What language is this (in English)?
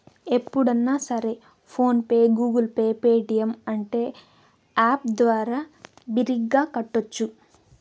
Telugu